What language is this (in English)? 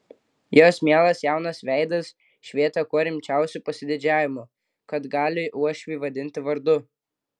Lithuanian